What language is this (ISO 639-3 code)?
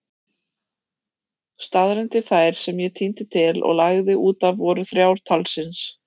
isl